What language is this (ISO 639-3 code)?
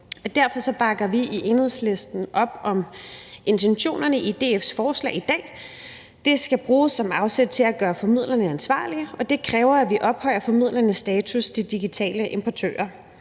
dan